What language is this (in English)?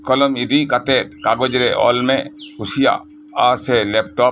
Santali